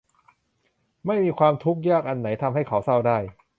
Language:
Thai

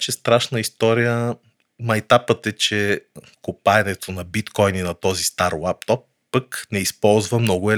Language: Bulgarian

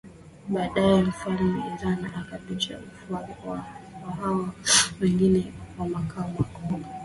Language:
Swahili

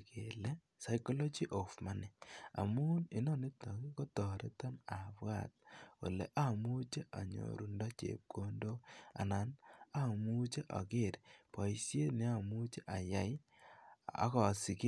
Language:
Kalenjin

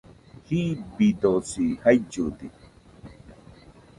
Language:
Nüpode Huitoto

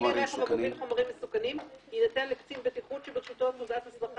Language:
Hebrew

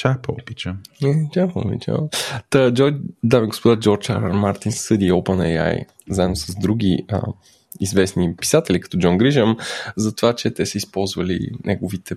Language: Bulgarian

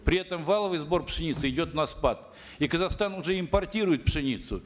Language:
Kazakh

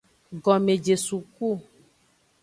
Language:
Aja (Benin)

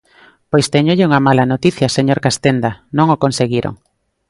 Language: Galician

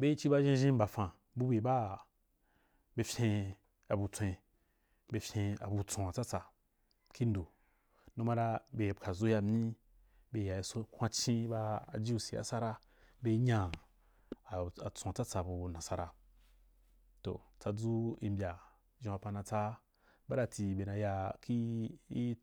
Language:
Wapan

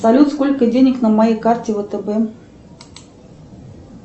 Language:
Russian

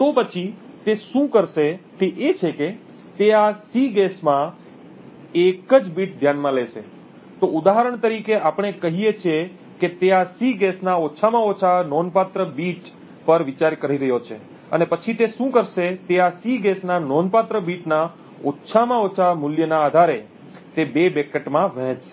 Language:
Gujarati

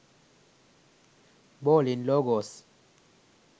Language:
Sinhala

